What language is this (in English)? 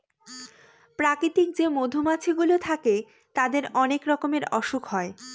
Bangla